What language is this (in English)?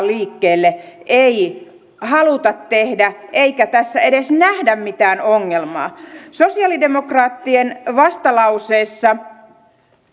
Finnish